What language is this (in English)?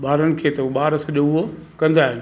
Sindhi